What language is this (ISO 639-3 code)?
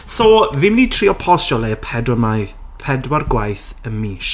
cym